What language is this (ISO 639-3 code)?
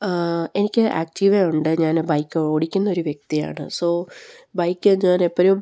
mal